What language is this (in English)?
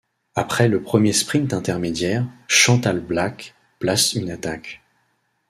French